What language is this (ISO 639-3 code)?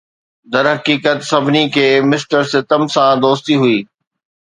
snd